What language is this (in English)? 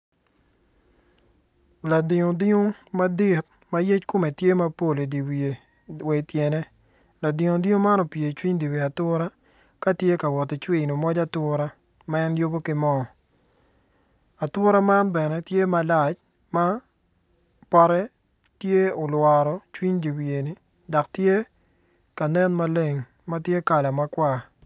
Acoli